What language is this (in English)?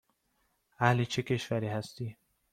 Persian